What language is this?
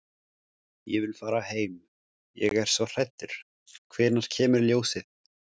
Icelandic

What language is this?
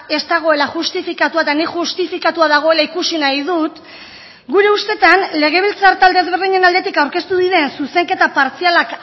Basque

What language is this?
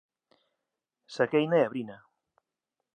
Galician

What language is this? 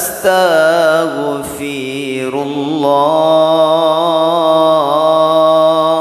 Arabic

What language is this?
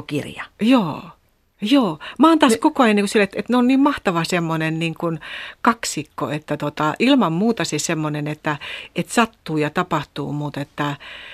Finnish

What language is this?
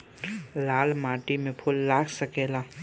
Bhojpuri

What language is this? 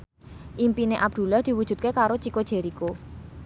Javanese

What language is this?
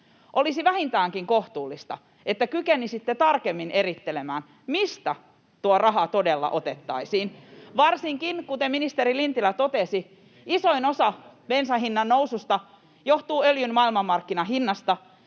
Finnish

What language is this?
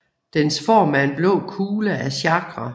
Danish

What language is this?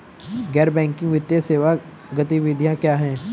Hindi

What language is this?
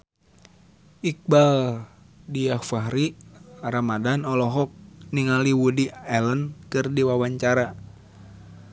Sundanese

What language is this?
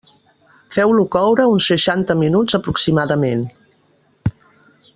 Catalan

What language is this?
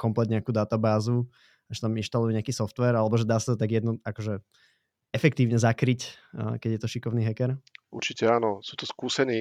Slovak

